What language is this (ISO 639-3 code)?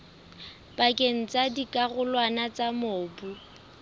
sot